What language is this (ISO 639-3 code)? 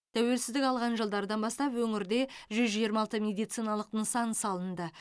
kaz